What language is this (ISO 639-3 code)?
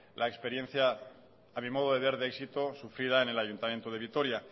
spa